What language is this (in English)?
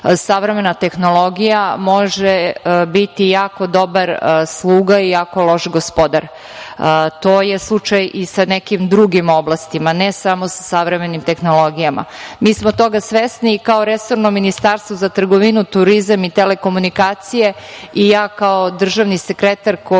Serbian